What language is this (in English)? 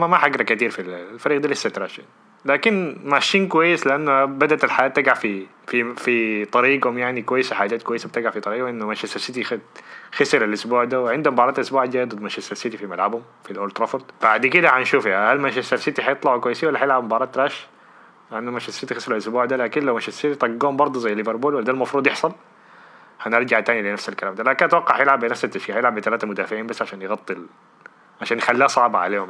Arabic